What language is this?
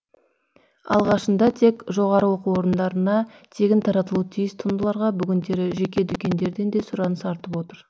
Kazakh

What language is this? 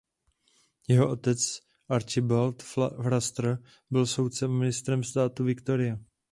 Czech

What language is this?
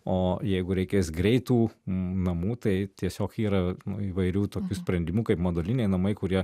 Lithuanian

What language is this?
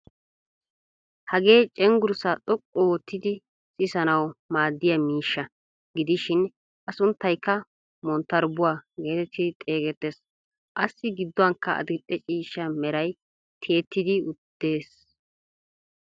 Wolaytta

